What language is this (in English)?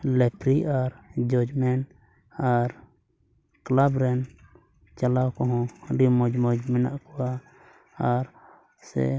Santali